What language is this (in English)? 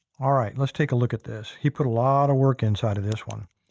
English